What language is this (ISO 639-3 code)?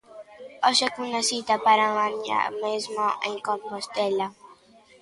glg